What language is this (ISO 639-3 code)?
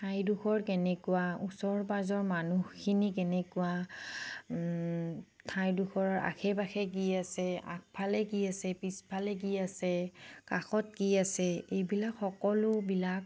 asm